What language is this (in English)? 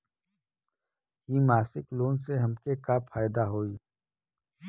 Bhojpuri